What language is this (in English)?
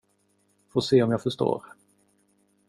Swedish